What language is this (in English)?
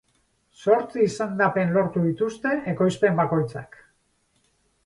Basque